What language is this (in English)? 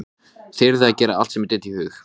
Icelandic